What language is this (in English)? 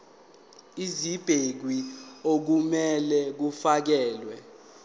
Zulu